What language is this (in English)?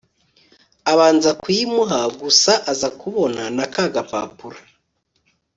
Kinyarwanda